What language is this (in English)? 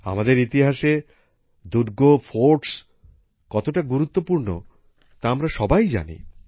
Bangla